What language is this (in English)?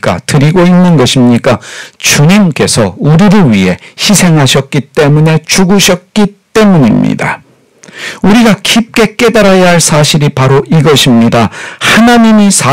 Korean